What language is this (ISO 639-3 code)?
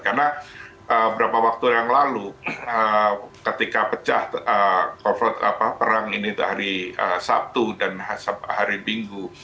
ind